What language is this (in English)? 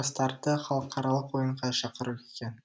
Kazakh